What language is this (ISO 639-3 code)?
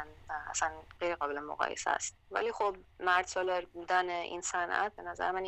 fas